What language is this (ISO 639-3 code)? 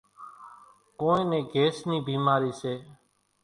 gjk